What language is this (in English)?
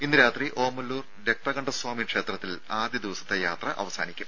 Malayalam